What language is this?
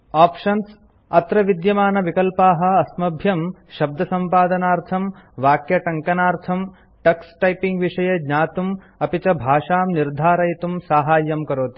Sanskrit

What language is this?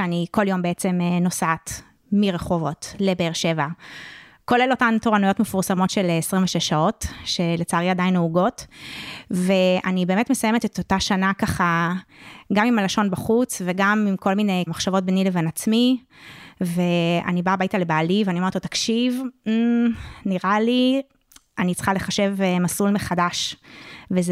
Hebrew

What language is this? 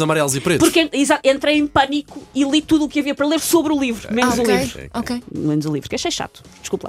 Portuguese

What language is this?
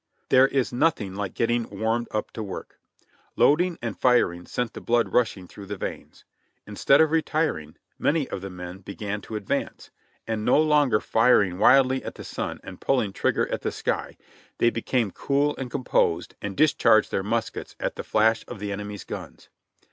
English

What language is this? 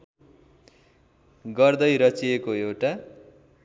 Nepali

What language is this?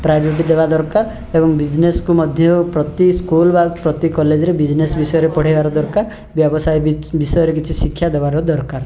Odia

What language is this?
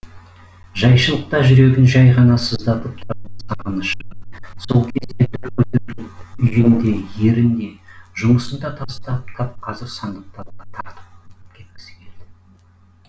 Kazakh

